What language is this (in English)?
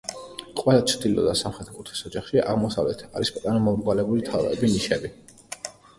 Georgian